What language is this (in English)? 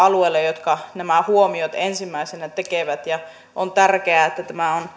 Finnish